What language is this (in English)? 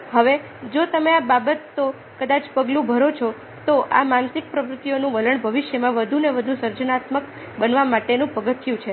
Gujarati